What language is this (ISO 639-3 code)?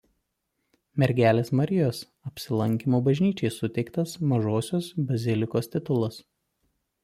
lit